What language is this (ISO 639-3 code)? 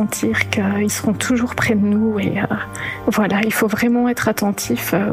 fra